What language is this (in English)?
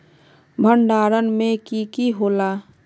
Magahi